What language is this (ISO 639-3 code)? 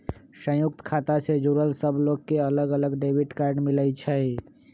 mag